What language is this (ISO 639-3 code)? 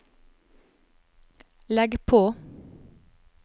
nor